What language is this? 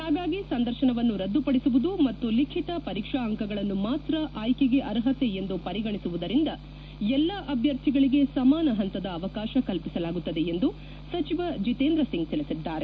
Kannada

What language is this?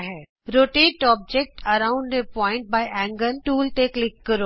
Punjabi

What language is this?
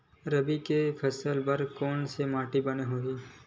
Chhattisgarhi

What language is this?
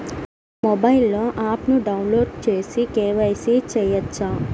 Telugu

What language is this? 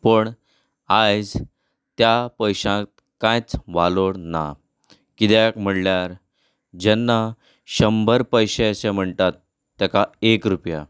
Konkani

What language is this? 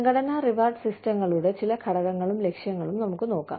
Malayalam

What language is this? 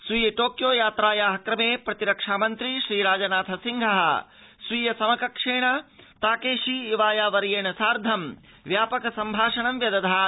Sanskrit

